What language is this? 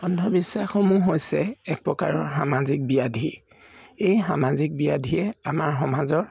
Assamese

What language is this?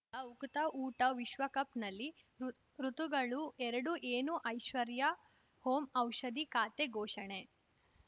Kannada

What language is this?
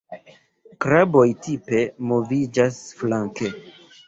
Esperanto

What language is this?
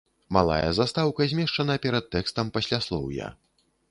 Belarusian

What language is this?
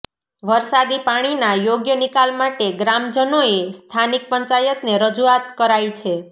Gujarati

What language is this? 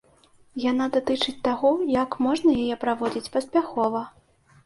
Belarusian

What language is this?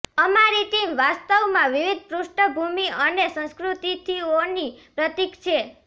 Gujarati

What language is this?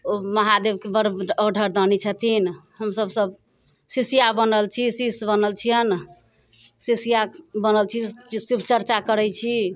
Maithili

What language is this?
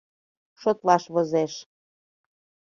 Mari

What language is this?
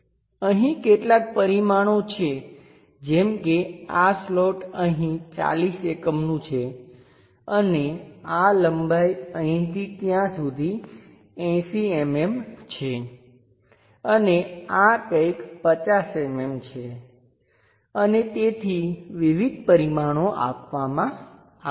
Gujarati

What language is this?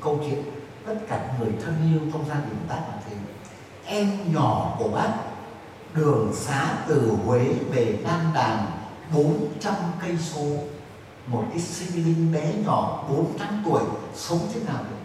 Vietnamese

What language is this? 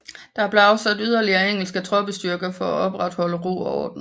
Danish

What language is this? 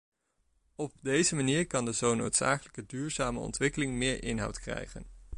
Dutch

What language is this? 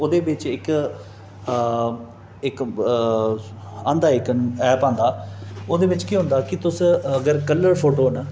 Dogri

